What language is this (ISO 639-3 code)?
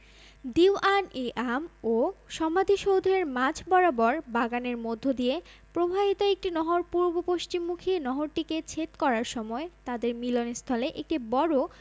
ben